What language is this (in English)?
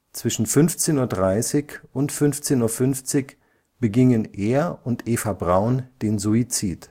German